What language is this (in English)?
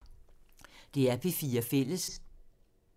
Danish